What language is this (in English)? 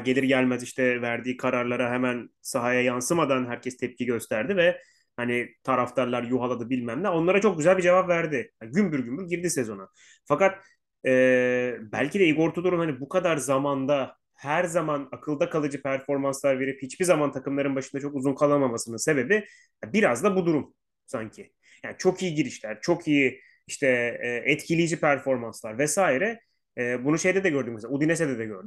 Turkish